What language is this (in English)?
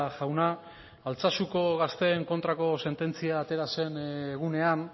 Basque